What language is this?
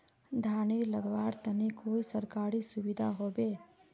Magahi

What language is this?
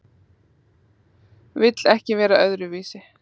Icelandic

